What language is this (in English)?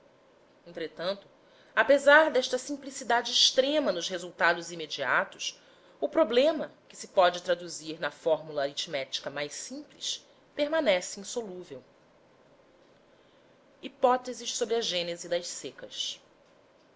Portuguese